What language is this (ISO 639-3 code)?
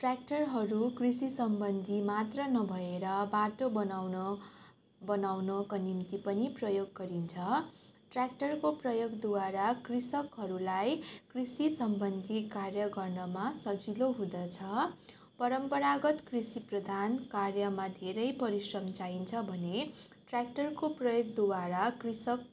nep